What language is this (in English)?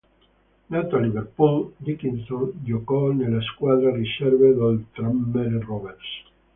Italian